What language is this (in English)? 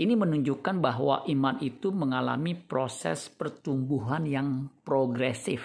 Indonesian